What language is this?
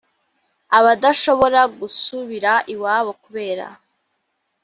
Kinyarwanda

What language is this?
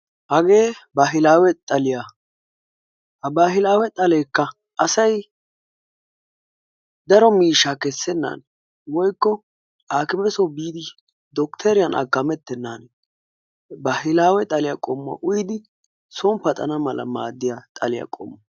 Wolaytta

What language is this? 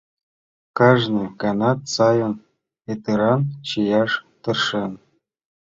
Mari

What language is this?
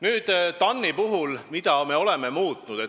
Estonian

